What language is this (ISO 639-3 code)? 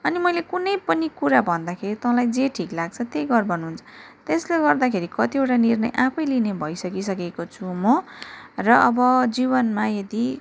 nep